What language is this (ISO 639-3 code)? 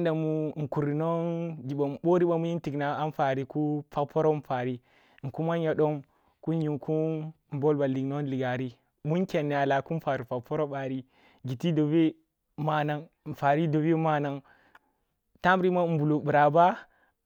bbu